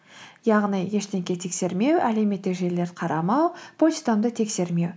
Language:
Kazakh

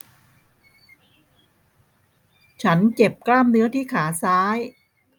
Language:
Thai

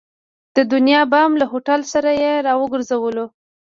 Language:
Pashto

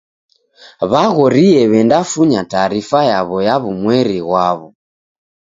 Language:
Taita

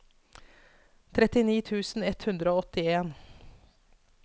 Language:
Norwegian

